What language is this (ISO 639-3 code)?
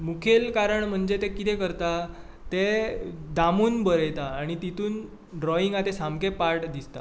kok